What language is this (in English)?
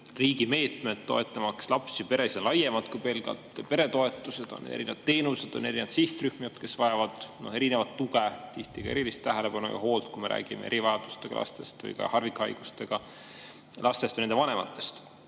Estonian